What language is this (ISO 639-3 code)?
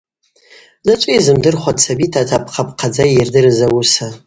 abq